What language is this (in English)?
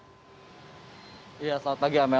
Indonesian